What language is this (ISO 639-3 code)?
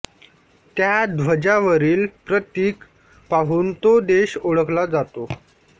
mar